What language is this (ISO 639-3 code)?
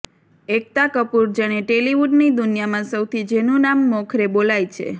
guj